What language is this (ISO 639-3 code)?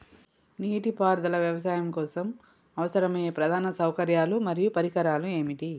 tel